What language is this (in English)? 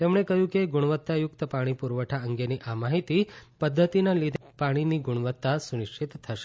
Gujarati